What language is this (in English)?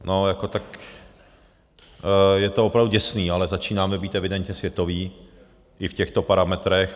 Czech